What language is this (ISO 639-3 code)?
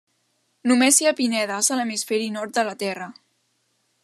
cat